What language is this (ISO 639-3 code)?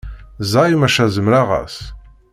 kab